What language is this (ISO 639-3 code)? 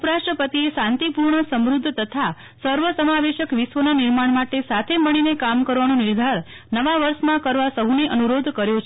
guj